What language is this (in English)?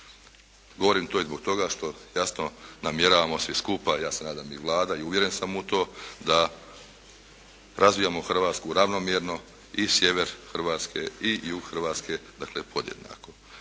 Croatian